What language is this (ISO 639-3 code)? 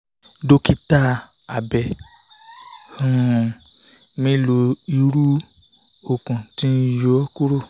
yor